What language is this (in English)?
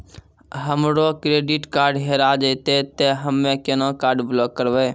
Maithili